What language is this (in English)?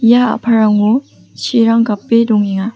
Garo